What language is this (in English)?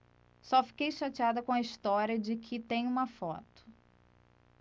Portuguese